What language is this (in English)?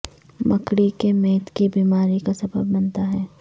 Urdu